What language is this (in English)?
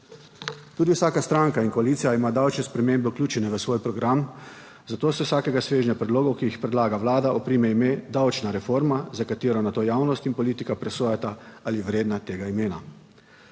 Slovenian